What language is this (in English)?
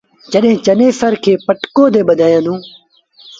Sindhi Bhil